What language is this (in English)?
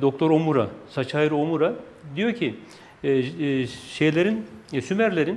Turkish